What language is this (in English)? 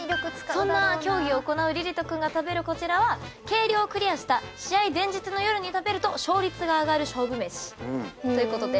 Japanese